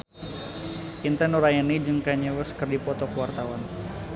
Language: Sundanese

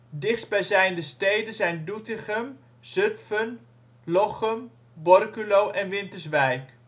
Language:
Dutch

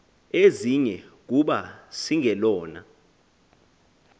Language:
Xhosa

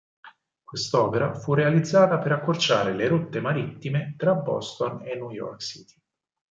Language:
Italian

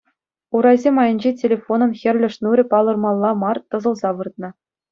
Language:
Chuvash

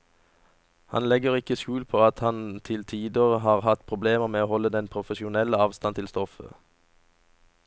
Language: Norwegian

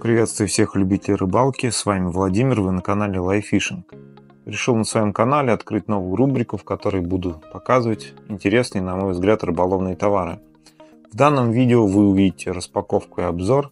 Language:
Russian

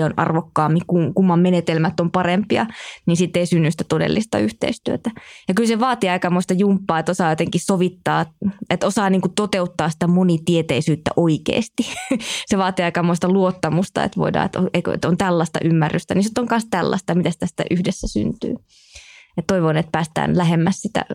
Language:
Finnish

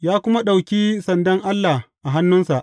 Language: Hausa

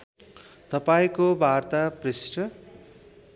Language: Nepali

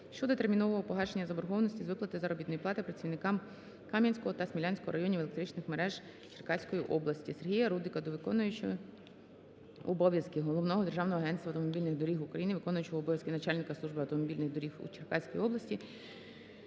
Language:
Ukrainian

